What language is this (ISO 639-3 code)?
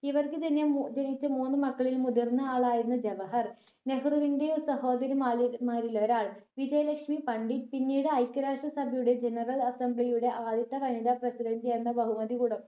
mal